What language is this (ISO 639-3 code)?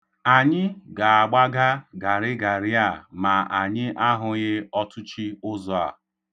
ibo